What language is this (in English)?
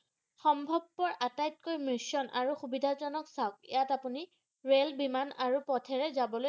Assamese